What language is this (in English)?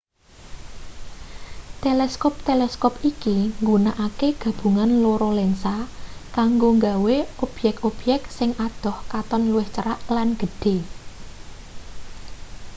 Javanese